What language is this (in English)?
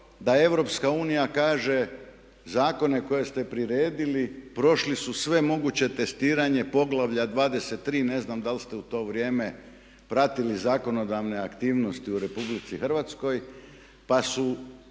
Croatian